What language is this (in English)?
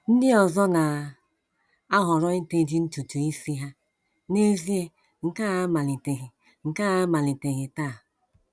Igbo